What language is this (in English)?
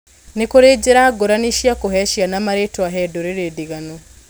Kikuyu